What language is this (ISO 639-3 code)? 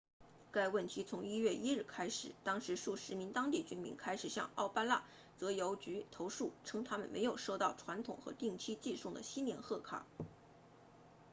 zho